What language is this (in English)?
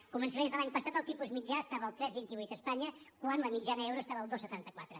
Catalan